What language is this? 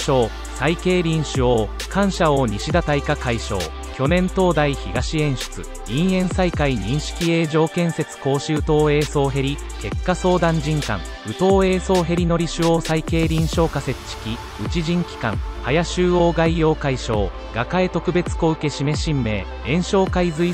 Japanese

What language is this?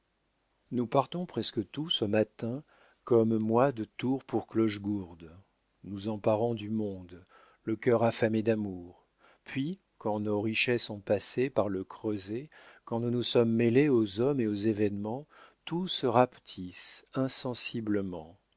French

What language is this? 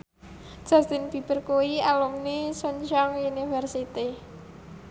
Javanese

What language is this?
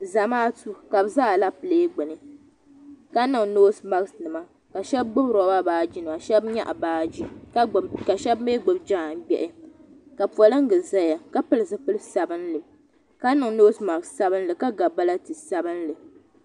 Dagbani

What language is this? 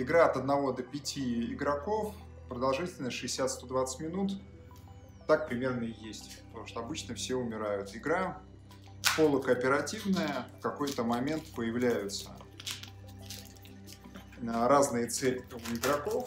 Russian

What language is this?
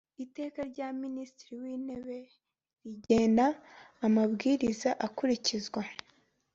Kinyarwanda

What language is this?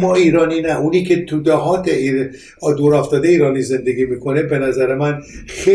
Persian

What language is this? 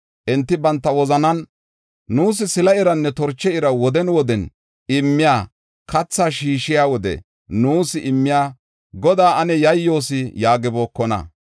Gofa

